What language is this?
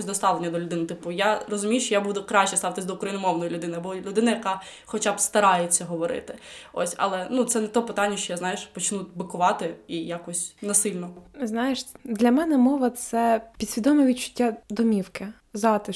Ukrainian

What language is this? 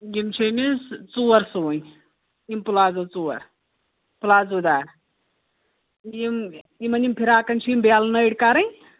Kashmiri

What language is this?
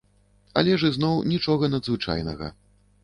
Belarusian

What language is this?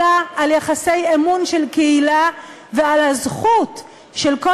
Hebrew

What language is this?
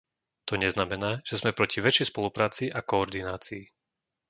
Slovak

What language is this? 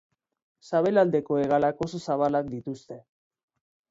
Basque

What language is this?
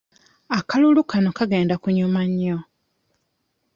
Ganda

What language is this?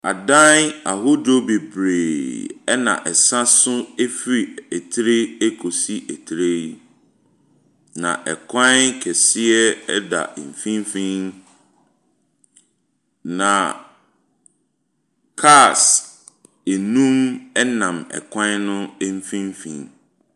Akan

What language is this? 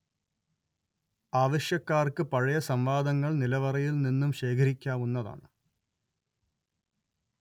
Malayalam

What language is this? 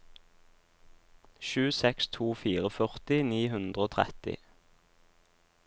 Norwegian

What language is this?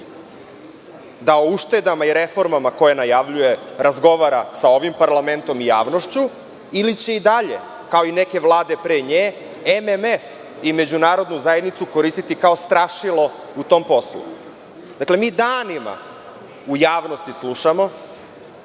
Serbian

